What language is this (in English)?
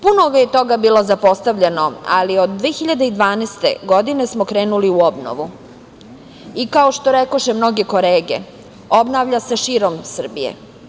Serbian